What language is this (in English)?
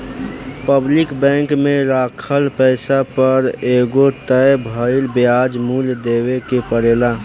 Bhojpuri